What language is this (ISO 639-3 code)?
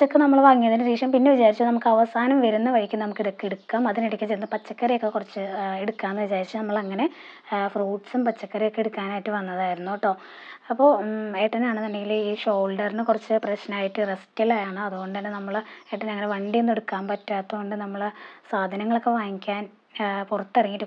ara